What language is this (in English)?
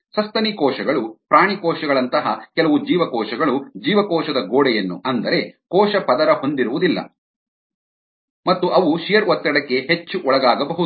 Kannada